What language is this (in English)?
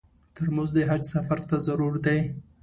Pashto